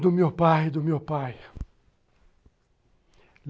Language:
Portuguese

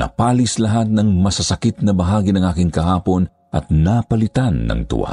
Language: Filipino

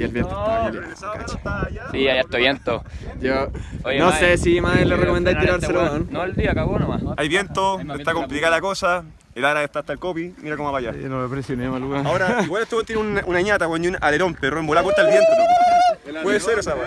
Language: Spanish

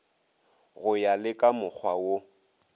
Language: Northern Sotho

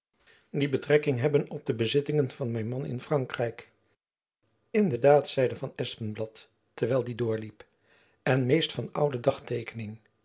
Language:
Dutch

